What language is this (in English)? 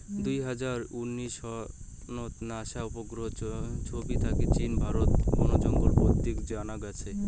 Bangla